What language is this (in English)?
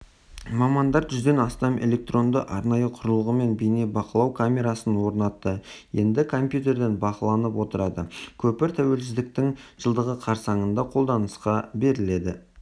Kazakh